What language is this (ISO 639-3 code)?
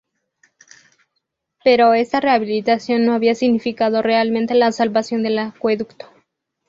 spa